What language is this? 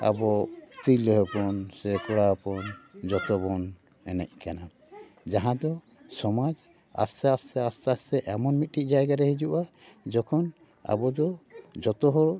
Santali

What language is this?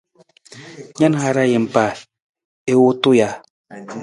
Nawdm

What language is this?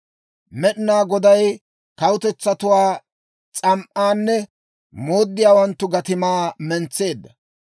Dawro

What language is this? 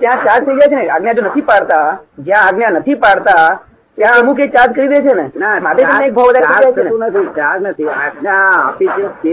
Gujarati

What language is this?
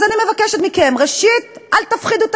Hebrew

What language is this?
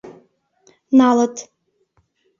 Mari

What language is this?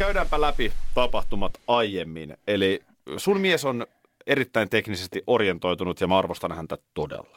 Finnish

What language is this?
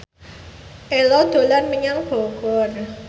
Javanese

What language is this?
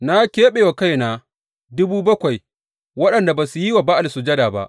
Hausa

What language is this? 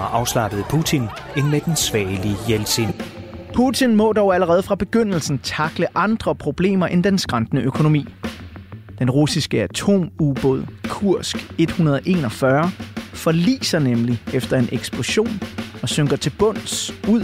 Danish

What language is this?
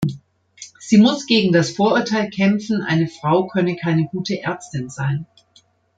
German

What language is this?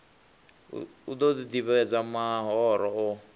Venda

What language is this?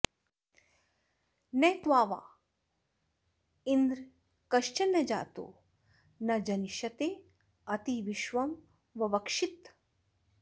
Sanskrit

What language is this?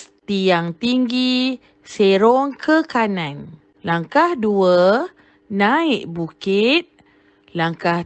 Malay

